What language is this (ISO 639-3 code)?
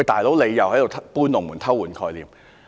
yue